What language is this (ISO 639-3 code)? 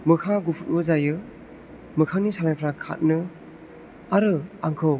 brx